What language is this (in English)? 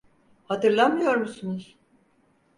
Turkish